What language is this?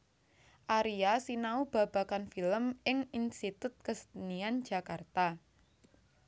Javanese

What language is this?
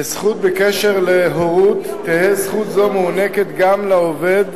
Hebrew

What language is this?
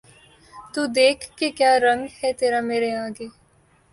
Urdu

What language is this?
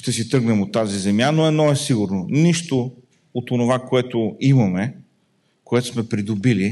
Bulgarian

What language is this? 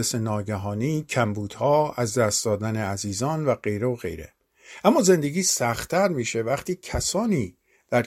Persian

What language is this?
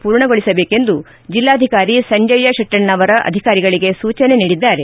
Kannada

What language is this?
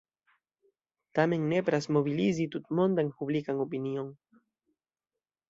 Esperanto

